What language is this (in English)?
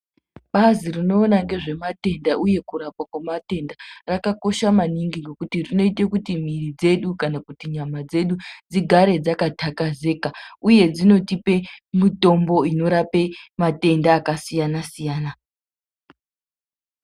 Ndau